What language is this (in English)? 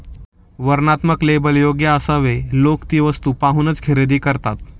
Marathi